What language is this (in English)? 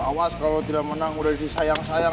Indonesian